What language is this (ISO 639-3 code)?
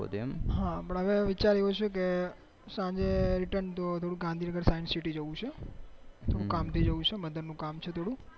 guj